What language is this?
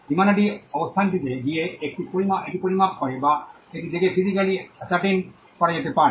Bangla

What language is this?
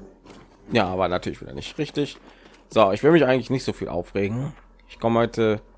German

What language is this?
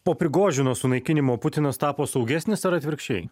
Lithuanian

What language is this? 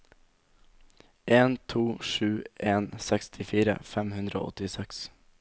Norwegian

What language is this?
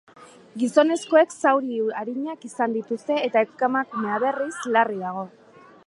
Basque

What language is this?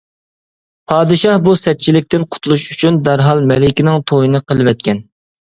Uyghur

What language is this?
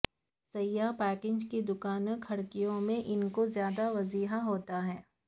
Urdu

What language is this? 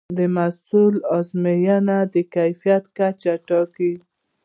Pashto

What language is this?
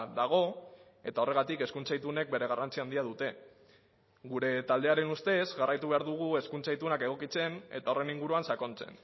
Basque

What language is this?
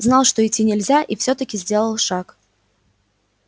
Russian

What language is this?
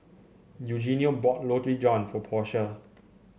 English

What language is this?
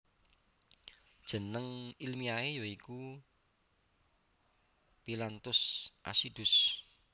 Javanese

